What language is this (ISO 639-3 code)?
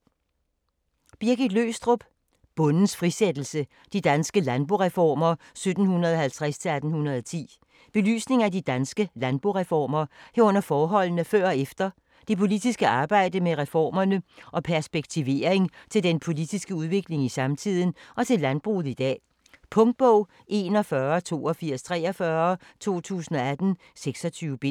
dan